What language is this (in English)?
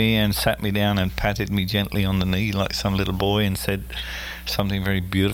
English